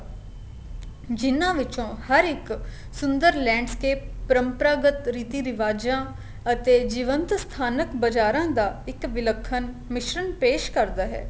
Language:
Punjabi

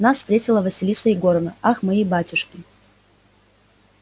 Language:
Russian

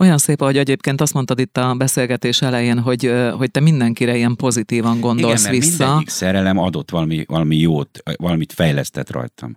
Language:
Hungarian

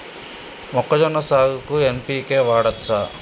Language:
Telugu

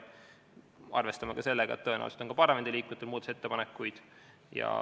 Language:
Estonian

